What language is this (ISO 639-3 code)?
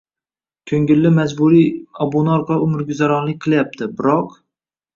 uzb